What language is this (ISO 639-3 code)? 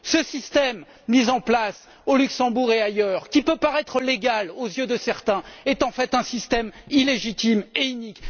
fra